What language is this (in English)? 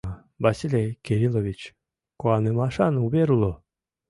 Mari